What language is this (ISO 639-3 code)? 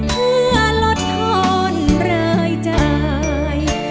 tha